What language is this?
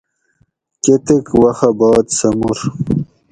Gawri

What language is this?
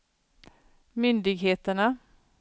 Swedish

